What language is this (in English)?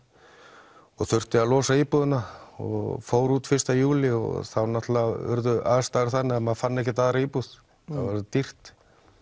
Icelandic